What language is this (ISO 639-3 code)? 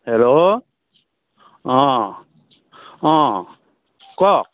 asm